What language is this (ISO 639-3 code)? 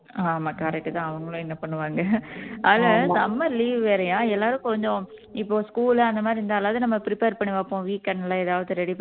tam